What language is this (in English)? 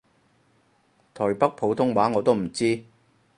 Cantonese